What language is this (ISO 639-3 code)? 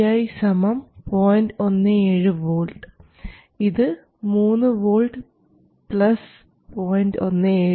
mal